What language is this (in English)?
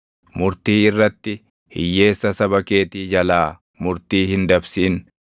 Oromo